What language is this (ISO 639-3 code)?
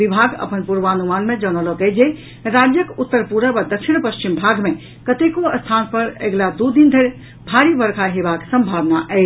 mai